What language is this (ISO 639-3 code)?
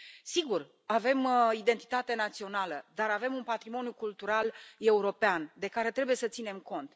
ron